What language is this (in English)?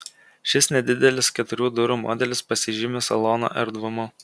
Lithuanian